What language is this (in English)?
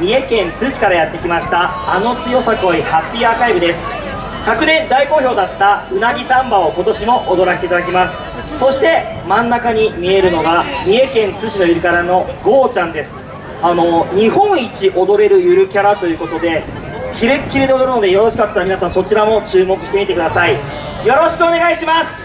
Japanese